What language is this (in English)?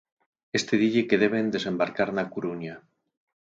Galician